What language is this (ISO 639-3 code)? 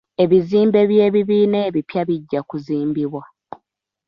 lug